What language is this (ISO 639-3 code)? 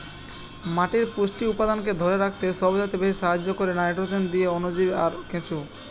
ben